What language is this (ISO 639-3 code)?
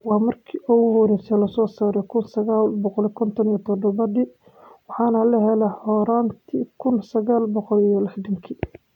som